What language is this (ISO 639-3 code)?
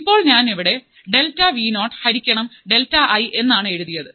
mal